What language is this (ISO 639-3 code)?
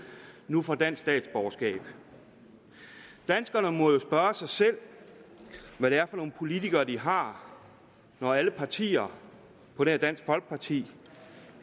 dan